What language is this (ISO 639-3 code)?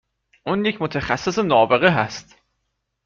fas